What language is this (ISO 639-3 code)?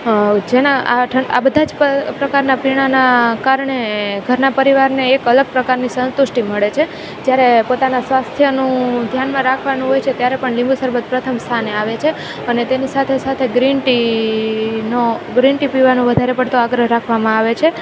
guj